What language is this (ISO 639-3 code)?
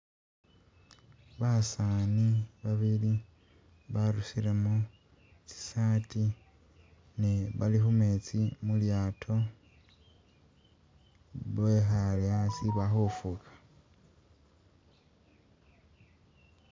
myx